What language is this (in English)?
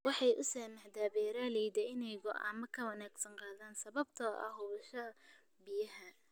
Somali